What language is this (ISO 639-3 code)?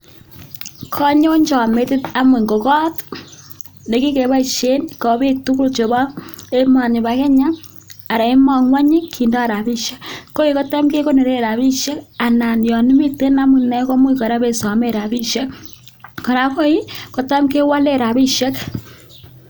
kln